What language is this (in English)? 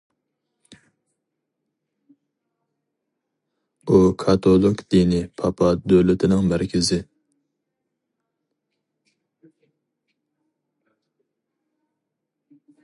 Uyghur